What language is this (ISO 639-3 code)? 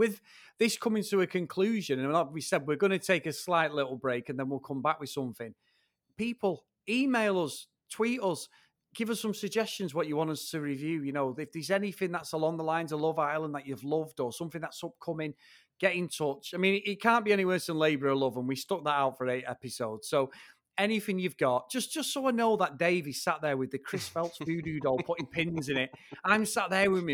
eng